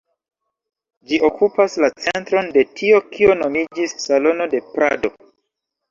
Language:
Esperanto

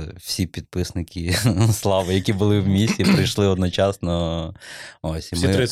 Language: Ukrainian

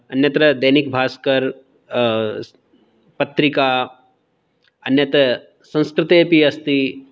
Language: Sanskrit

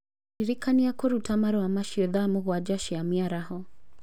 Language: Kikuyu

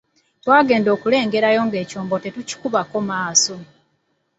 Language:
Ganda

